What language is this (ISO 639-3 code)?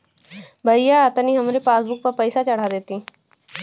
bho